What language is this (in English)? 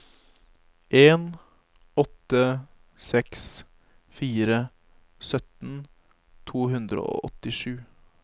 Norwegian